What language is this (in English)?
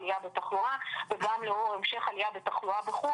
Hebrew